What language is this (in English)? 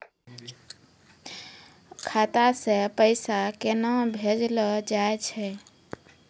Maithili